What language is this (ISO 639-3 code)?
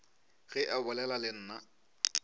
nso